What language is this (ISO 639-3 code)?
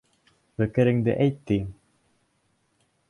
bak